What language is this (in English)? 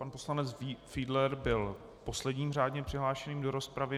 Czech